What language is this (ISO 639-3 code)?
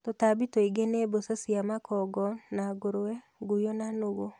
kik